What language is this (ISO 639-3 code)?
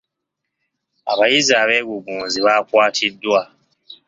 lug